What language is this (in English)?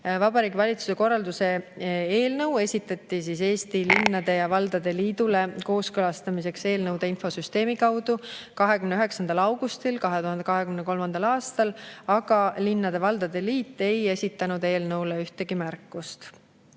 Estonian